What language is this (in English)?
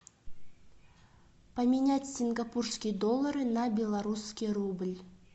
Russian